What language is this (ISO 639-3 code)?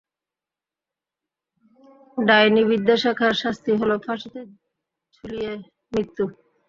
ben